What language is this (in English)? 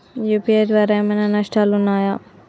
Telugu